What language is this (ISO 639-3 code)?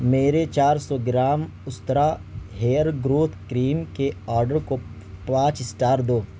urd